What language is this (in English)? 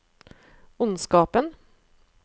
Norwegian